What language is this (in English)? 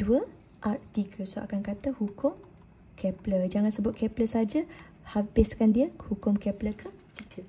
Malay